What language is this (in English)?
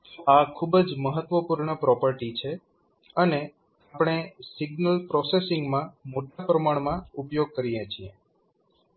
Gujarati